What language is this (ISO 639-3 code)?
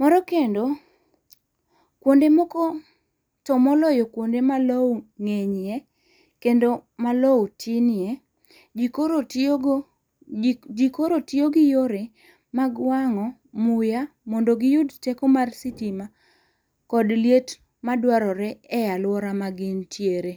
luo